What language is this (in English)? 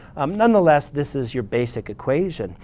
English